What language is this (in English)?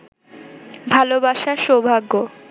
Bangla